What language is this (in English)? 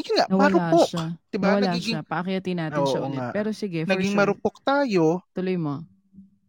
Filipino